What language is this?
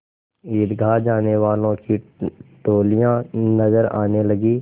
Hindi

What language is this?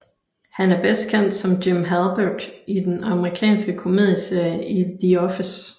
Danish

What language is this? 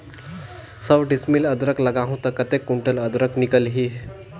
Chhattisgarhi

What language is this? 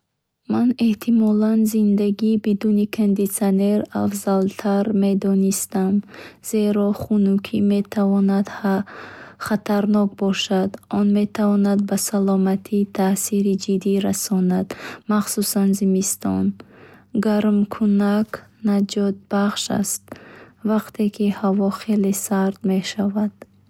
Bukharic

